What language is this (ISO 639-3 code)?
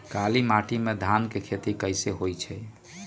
mag